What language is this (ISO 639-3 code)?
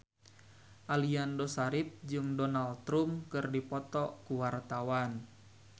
sun